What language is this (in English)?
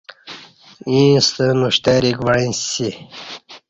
Kati